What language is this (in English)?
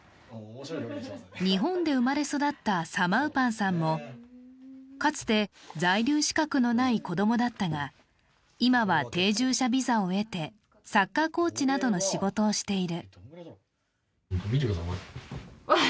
Japanese